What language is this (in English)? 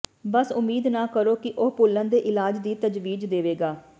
Punjabi